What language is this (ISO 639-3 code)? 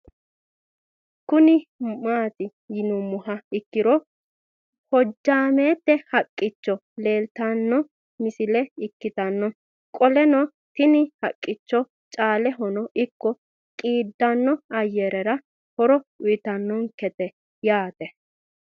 sid